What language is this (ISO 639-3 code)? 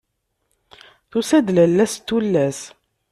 kab